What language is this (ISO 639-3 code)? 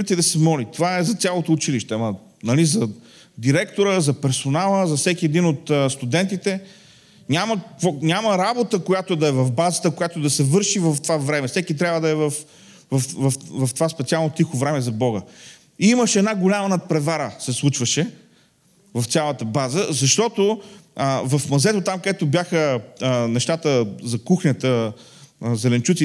bul